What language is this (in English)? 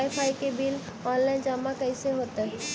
Magahi